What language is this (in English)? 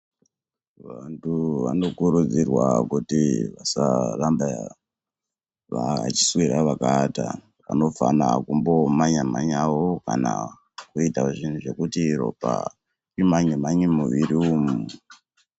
Ndau